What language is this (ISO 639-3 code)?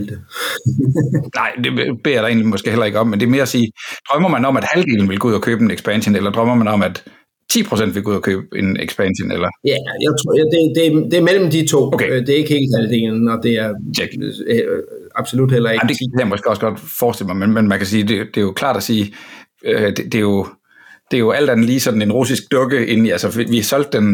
dan